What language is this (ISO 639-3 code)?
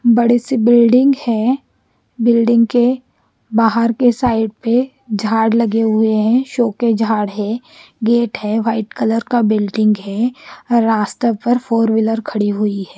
hin